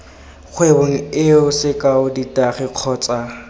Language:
Tswana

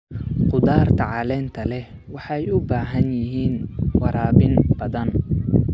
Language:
Somali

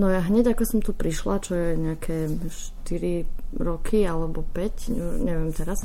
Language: Slovak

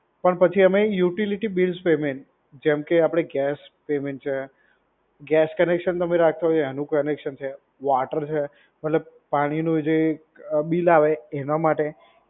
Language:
Gujarati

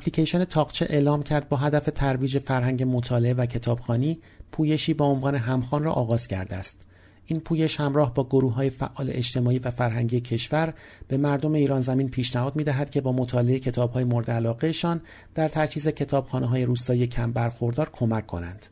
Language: Persian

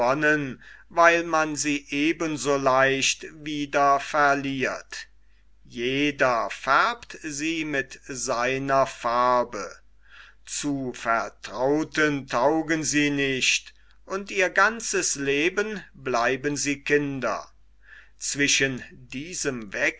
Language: German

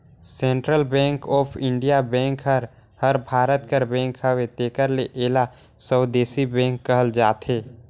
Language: Chhattisgarhi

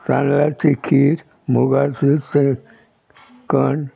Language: Konkani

